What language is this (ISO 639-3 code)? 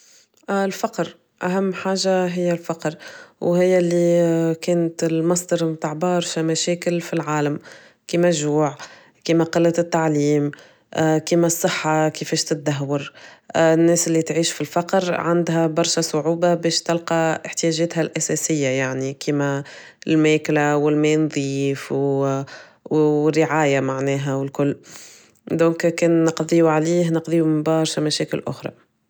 aeb